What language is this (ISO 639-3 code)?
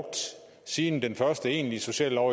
dan